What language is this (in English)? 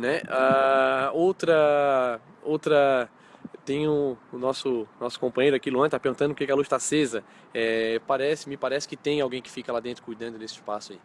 Portuguese